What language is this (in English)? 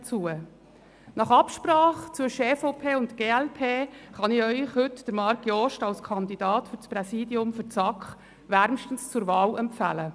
Swiss German